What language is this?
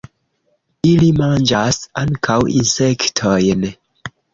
Esperanto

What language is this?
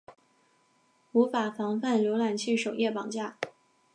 Chinese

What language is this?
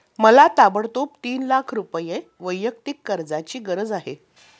Marathi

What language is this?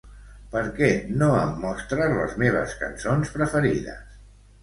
Catalan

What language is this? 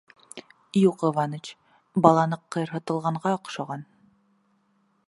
Bashkir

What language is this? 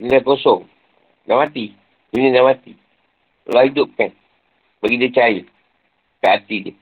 Malay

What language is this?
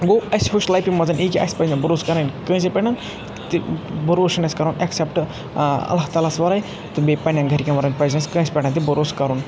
Kashmiri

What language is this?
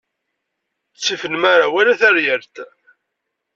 Kabyle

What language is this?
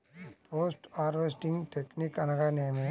Telugu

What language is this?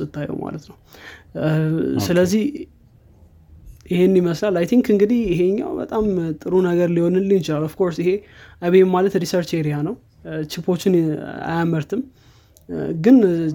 Amharic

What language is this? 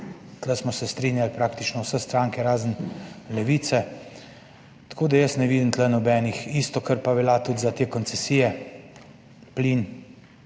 Slovenian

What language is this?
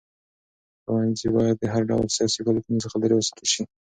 Pashto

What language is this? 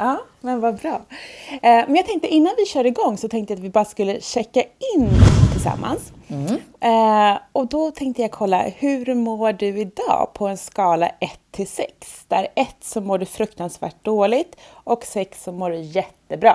Swedish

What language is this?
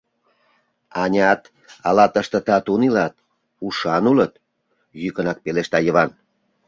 Mari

